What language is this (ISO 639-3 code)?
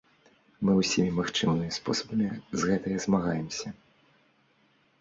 bel